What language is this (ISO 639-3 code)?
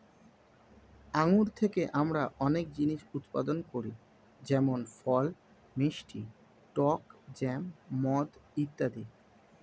ben